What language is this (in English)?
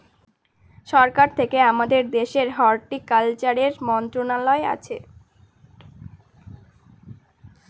Bangla